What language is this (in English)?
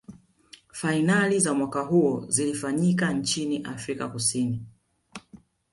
Swahili